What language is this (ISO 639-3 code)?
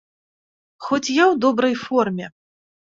bel